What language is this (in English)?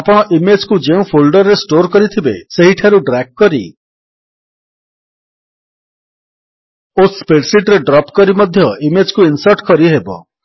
Odia